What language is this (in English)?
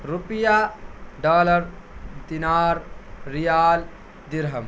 Urdu